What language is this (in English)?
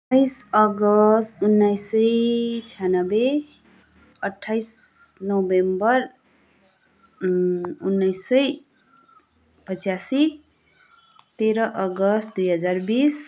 Nepali